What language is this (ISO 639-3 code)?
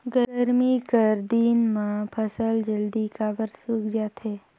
hne